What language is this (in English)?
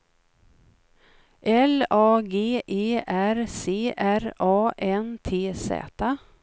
Swedish